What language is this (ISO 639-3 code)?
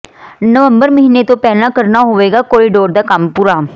pan